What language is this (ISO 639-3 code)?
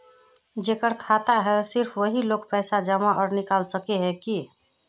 mag